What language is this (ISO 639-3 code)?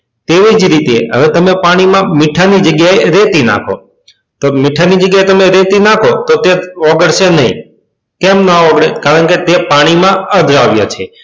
guj